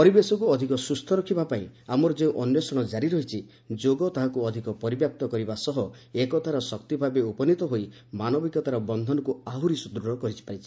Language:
Odia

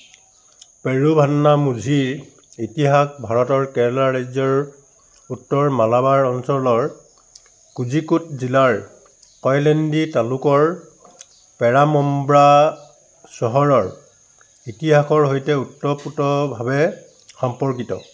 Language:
Assamese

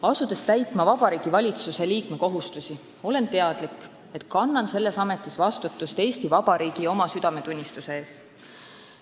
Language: Estonian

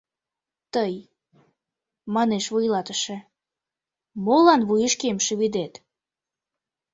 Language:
Mari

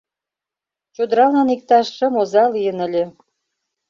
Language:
Mari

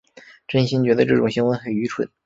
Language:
Chinese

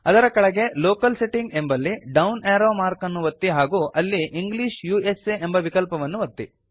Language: Kannada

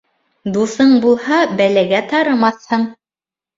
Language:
Bashkir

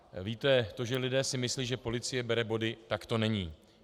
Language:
Czech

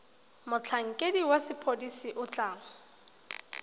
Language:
Tswana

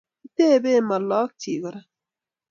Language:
Kalenjin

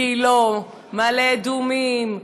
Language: Hebrew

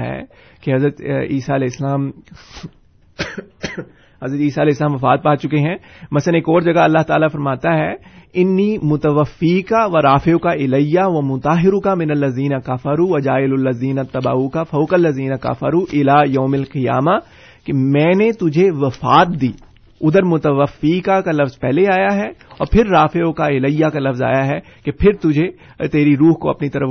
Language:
Urdu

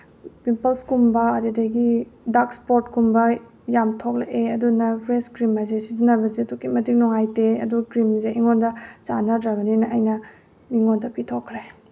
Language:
Manipuri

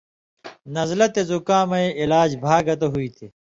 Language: Indus Kohistani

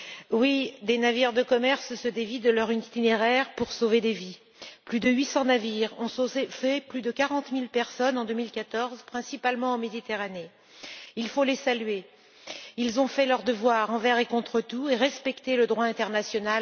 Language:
French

